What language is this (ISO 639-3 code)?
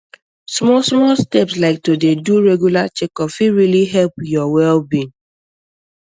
pcm